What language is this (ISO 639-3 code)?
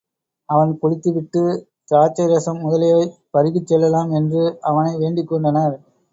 tam